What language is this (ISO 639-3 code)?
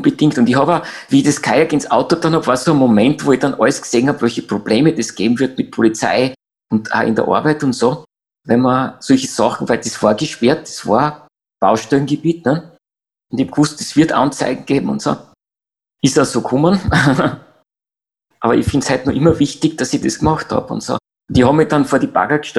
deu